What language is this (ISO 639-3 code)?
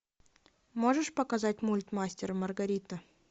rus